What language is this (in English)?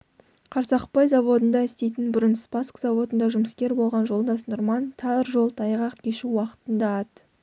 Kazakh